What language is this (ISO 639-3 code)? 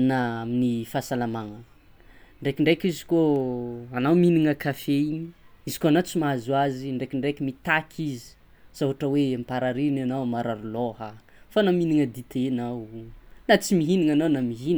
xmw